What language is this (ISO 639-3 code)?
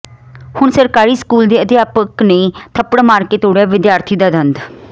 pan